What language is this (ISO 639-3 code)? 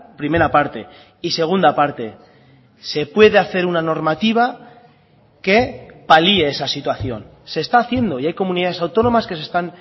spa